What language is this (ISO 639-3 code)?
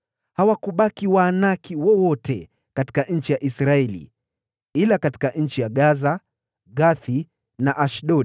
swa